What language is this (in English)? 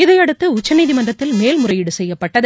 Tamil